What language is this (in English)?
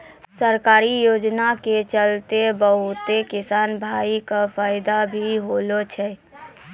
Maithili